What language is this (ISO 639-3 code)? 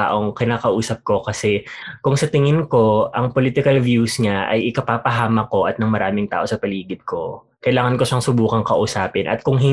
fil